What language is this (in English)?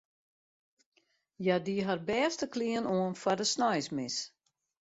Western Frisian